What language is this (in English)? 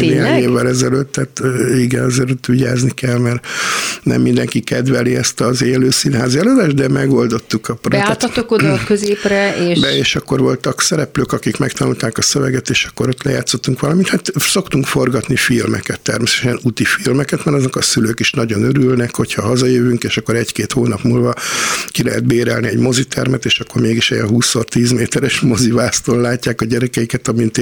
Hungarian